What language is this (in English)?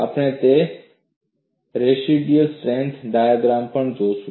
Gujarati